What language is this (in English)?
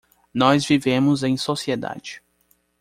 Portuguese